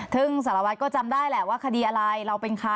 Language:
Thai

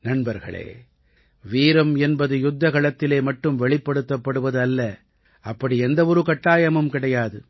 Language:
Tamil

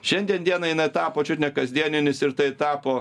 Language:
Lithuanian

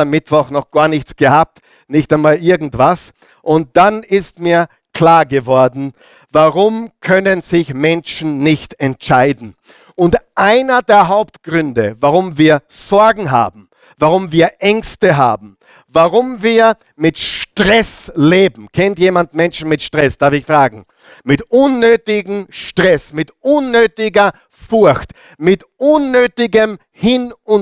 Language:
German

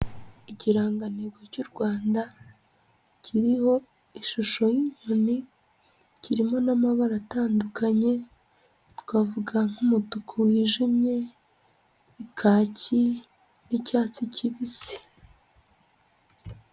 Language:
Kinyarwanda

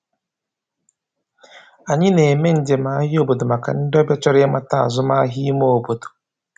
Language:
Igbo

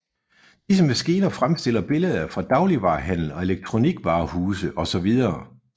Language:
Danish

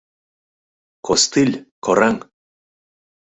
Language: Mari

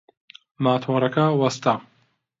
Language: Central Kurdish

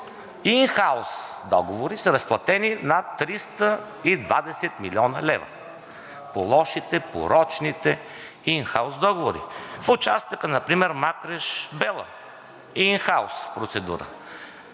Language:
Bulgarian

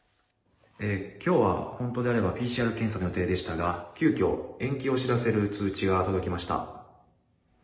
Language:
Japanese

